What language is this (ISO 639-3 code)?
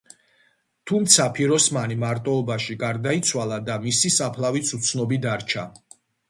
kat